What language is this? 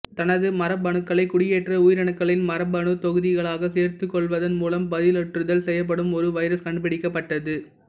Tamil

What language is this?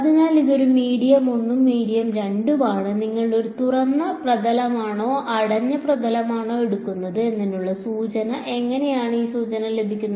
Malayalam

